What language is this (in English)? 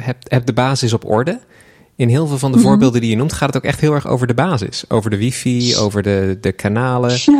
Dutch